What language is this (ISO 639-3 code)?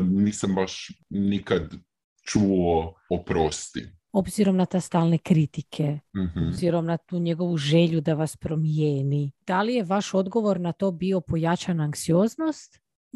hrv